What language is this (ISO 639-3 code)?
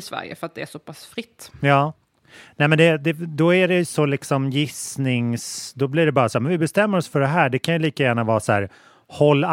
swe